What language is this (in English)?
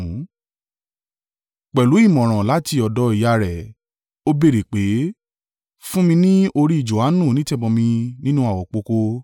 Yoruba